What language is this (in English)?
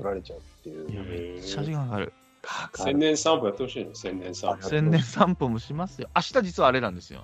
Japanese